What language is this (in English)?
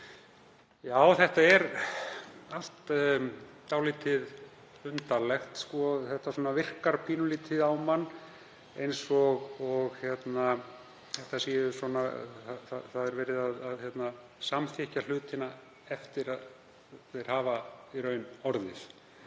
Icelandic